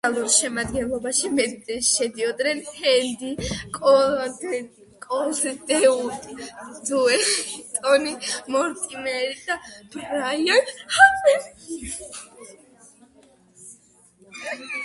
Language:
Georgian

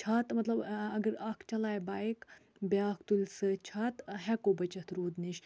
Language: Kashmiri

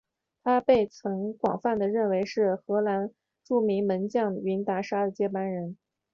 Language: Chinese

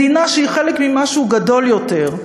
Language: Hebrew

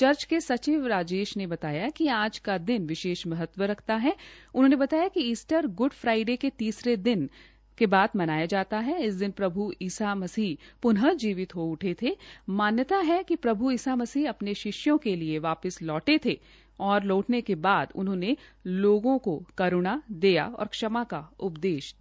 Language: Hindi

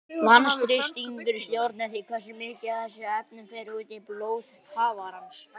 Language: Icelandic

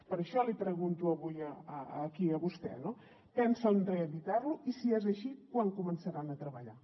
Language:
Catalan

